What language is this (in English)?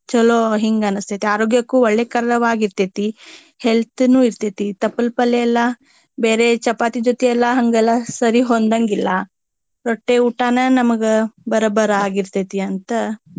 Kannada